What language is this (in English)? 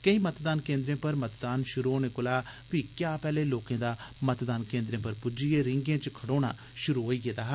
Dogri